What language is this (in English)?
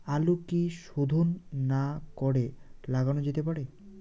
Bangla